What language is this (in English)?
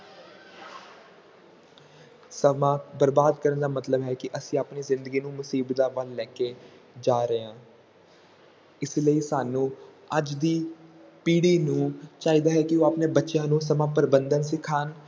Punjabi